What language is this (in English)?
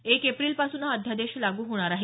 Marathi